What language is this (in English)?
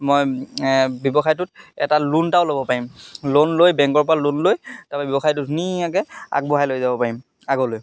Assamese